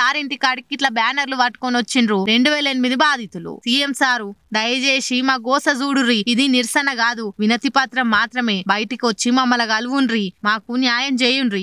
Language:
Telugu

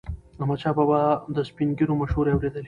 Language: Pashto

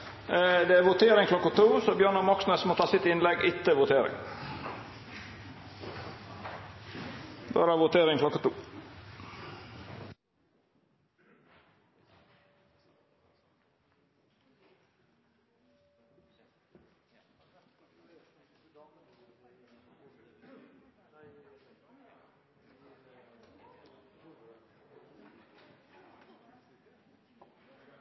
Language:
Norwegian Nynorsk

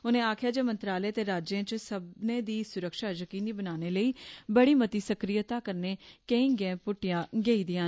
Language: Dogri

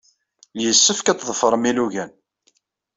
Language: Kabyle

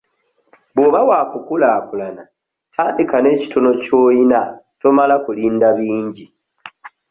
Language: Ganda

